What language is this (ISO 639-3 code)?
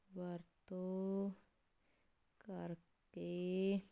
pan